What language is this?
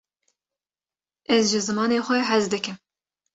Kurdish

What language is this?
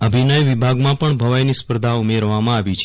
Gujarati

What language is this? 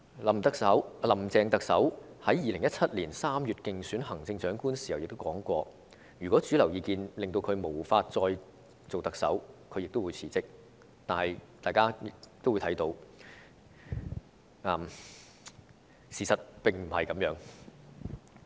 Cantonese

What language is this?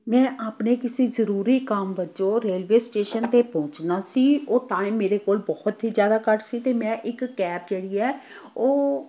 Punjabi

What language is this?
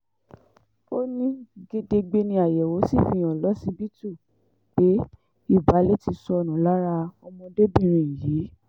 Yoruba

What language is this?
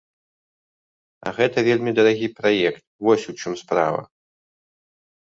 Belarusian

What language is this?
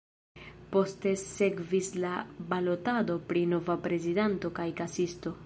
Esperanto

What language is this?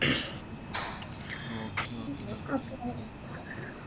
Malayalam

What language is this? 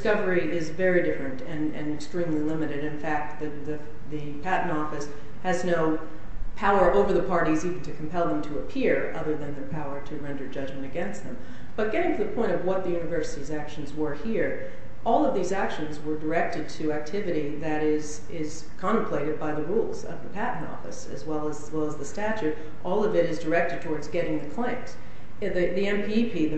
English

